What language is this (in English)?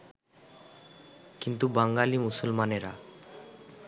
Bangla